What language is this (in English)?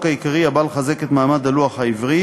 Hebrew